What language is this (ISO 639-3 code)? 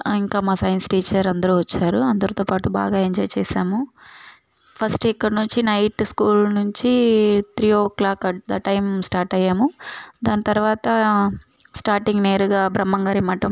tel